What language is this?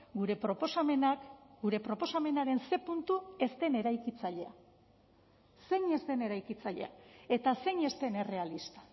Basque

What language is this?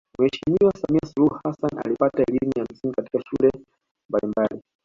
Swahili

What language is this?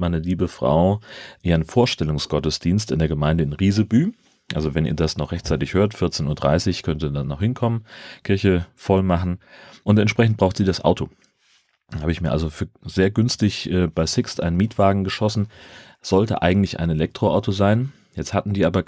German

